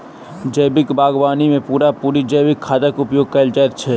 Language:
Maithili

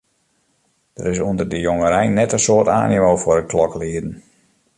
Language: Western Frisian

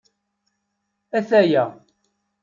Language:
Kabyle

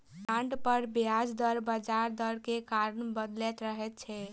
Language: Maithili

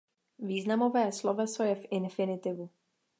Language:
Czech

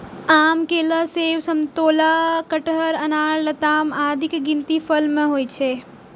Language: Maithili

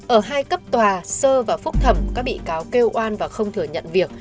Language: Vietnamese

